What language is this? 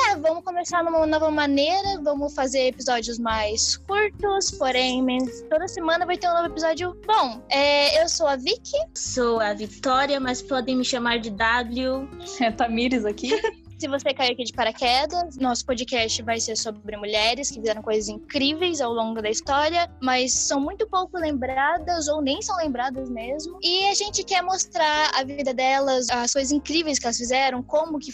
Portuguese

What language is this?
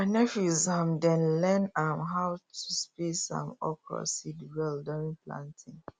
Nigerian Pidgin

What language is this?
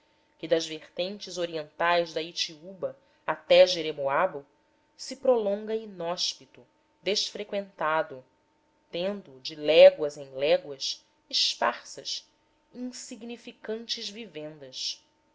Portuguese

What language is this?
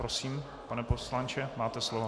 Czech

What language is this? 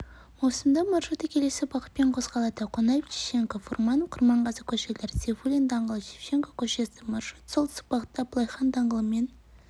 Kazakh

